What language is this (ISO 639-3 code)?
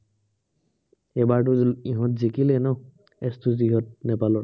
asm